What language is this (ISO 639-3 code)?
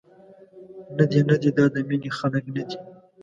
pus